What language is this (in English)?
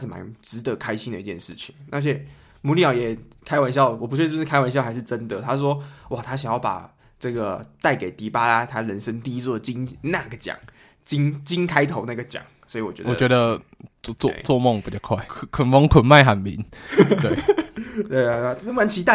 Chinese